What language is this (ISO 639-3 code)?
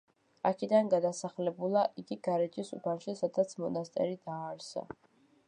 kat